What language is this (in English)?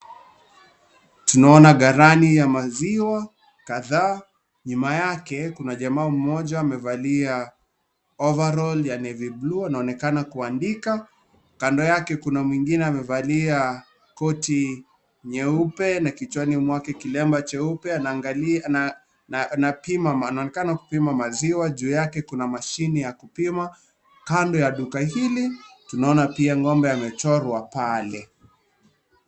Swahili